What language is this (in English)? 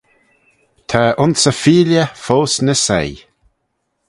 Manx